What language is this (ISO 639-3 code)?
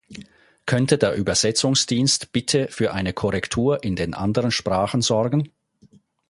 deu